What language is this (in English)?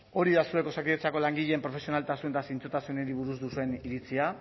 Basque